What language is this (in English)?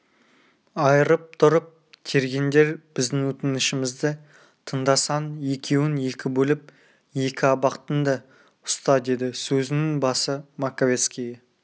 Kazakh